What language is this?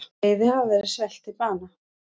Icelandic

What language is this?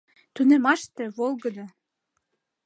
Mari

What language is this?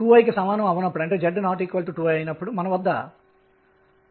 Telugu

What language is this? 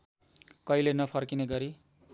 Nepali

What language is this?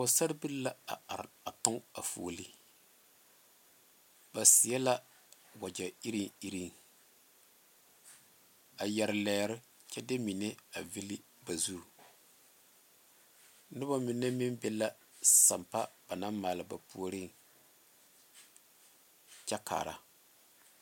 Southern Dagaare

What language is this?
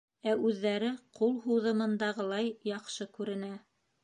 Bashkir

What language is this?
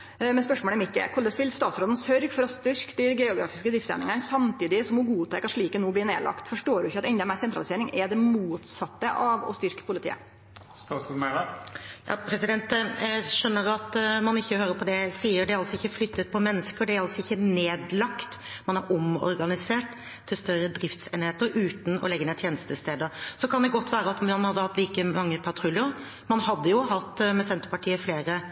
Norwegian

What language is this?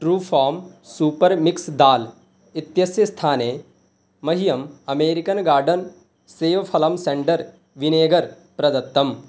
Sanskrit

